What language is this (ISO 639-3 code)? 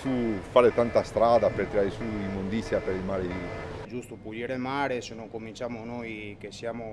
ita